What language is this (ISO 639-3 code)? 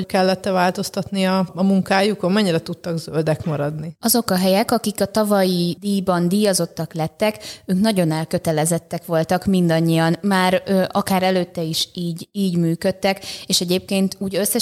hun